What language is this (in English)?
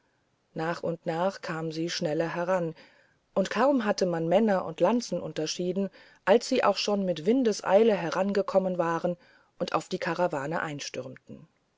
German